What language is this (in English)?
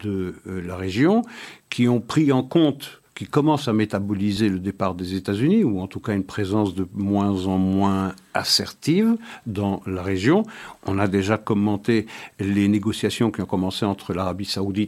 French